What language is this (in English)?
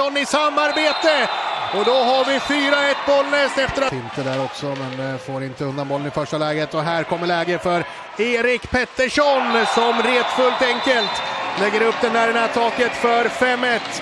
Swedish